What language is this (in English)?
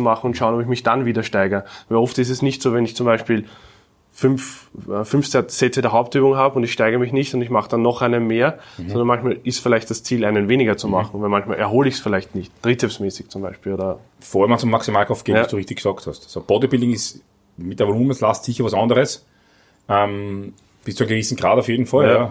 German